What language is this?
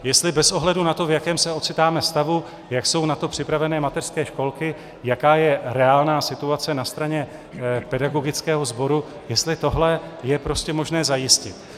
Czech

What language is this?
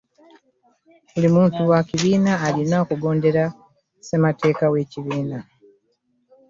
Ganda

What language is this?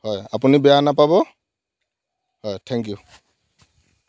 Assamese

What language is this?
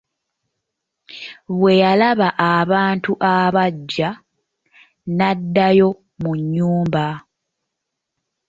Ganda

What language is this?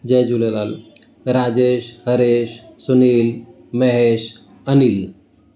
Sindhi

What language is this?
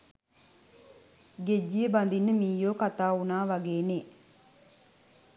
Sinhala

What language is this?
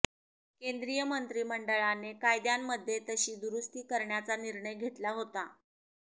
Marathi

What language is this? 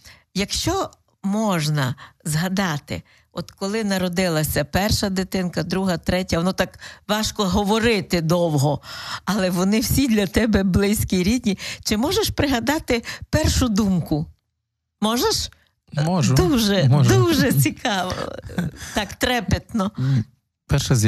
Ukrainian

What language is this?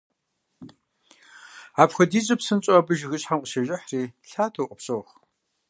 Kabardian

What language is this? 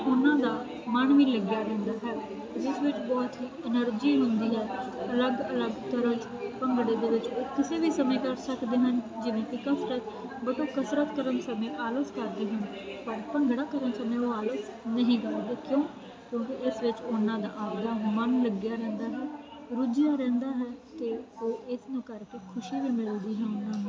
Punjabi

